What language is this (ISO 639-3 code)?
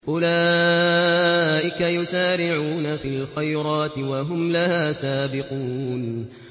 ara